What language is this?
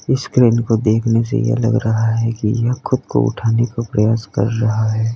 Hindi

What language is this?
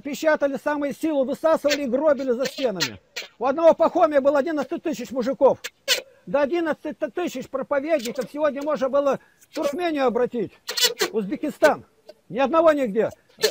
Russian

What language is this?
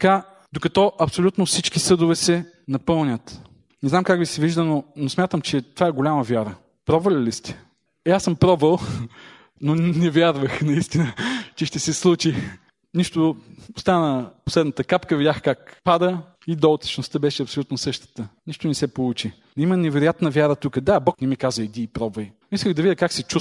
Bulgarian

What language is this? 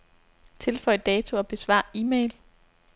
Danish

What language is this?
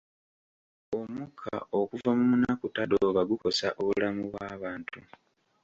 Ganda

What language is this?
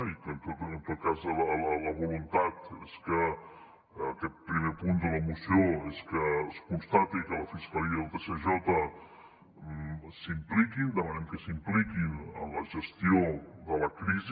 Catalan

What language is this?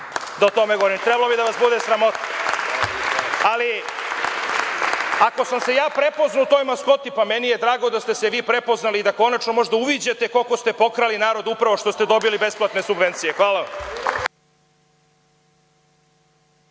Serbian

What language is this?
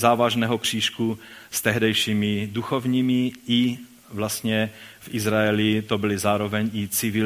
Czech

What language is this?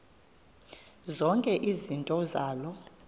Xhosa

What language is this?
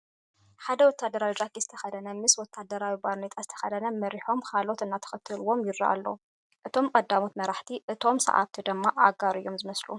Tigrinya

